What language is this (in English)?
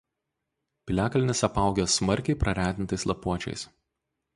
Lithuanian